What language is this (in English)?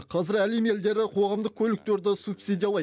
Kazakh